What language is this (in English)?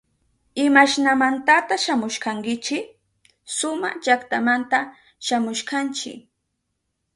Southern Pastaza Quechua